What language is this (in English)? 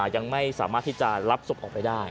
Thai